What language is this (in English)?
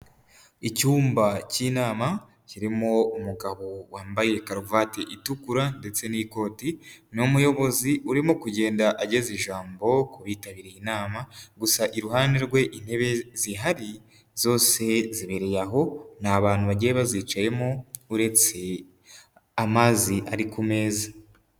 Kinyarwanda